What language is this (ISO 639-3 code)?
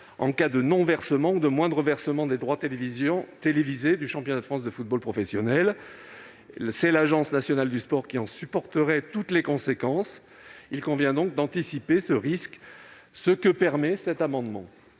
fra